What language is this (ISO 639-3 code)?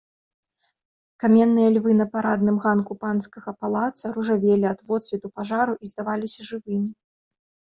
bel